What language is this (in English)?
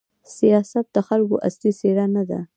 Pashto